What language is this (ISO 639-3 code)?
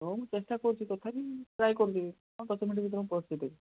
ori